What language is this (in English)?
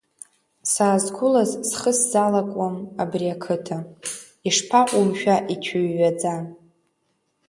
Abkhazian